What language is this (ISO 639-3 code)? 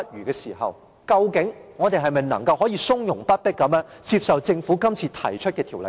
yue